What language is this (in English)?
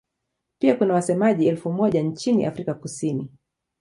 Swahili